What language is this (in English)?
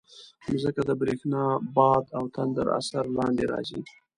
Pashto